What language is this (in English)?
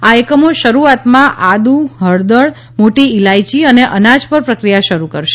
Gujarati